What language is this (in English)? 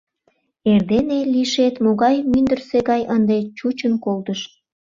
Mari